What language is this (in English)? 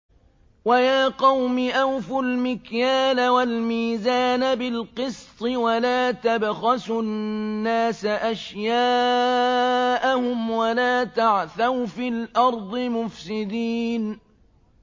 Arabic